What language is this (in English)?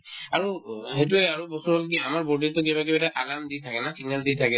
Assamese